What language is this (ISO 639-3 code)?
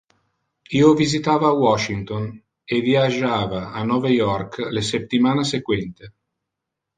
ina